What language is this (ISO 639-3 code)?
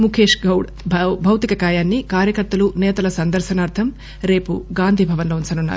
tel